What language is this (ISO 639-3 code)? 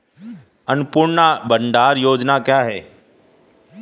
hin